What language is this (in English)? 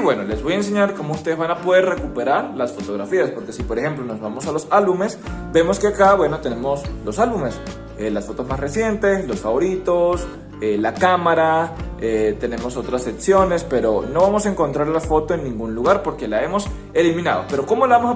Spanish